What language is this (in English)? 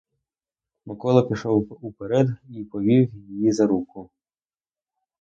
Ukrainian